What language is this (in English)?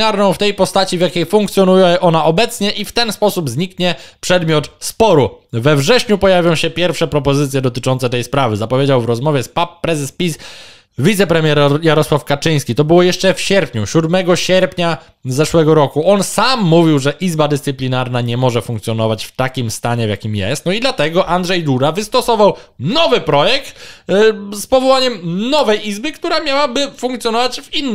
Polish